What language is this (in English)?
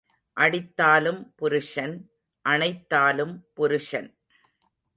Tamil